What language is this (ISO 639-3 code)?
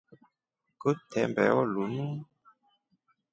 rof